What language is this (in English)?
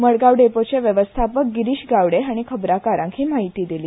Konkani